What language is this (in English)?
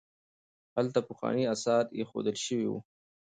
Pashto